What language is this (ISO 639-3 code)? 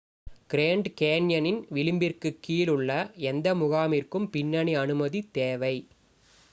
tam